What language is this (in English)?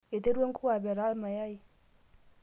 Masai